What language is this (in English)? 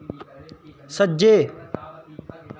Dogri